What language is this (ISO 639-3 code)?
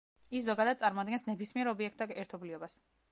kat